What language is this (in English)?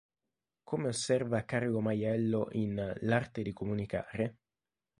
Italian